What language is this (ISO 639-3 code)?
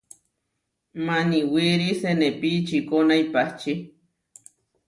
var